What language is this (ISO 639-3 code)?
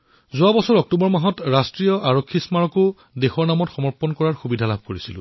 asm